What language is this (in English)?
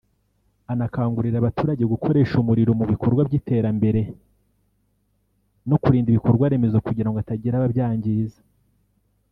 Kinyarwanda